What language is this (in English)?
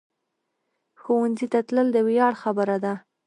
Pashto